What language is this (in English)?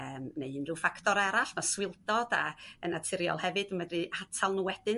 Welsh